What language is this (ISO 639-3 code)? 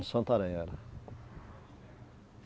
por